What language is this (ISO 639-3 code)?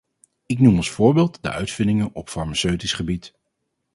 nld